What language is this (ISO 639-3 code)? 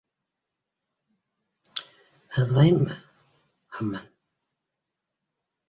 bak